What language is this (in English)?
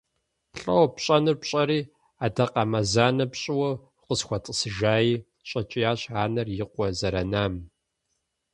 Kabardian